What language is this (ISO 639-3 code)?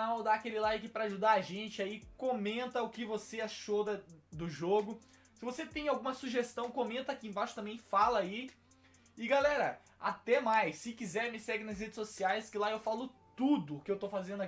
por